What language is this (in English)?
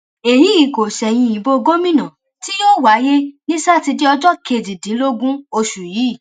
Yoruba